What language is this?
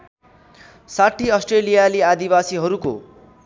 Nepali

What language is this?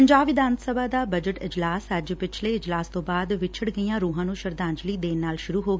Punjabi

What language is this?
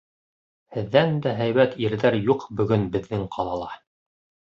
Bashkir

